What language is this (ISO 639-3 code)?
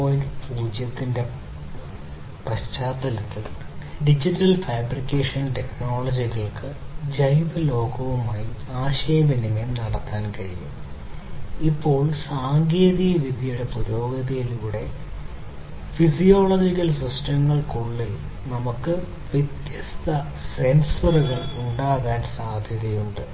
mal